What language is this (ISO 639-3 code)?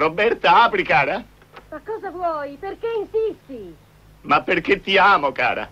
ita